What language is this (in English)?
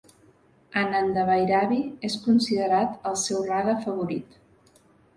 Catalan